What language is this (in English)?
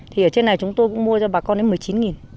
Vietnamese